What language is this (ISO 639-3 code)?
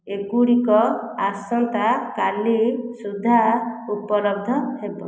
ori